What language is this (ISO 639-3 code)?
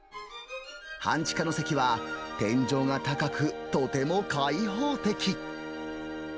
jpn